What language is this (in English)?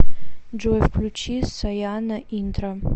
Russian